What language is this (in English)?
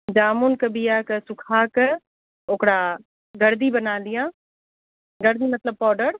Maithili